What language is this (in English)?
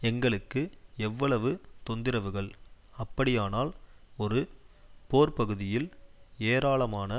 Tamil